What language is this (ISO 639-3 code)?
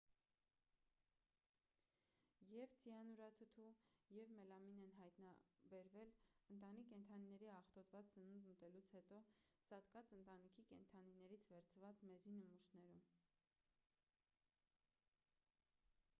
hye